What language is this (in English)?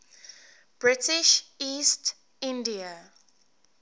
English